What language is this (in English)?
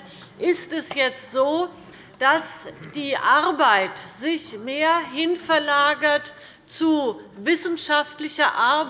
German